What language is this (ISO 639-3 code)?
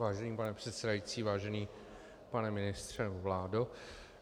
ces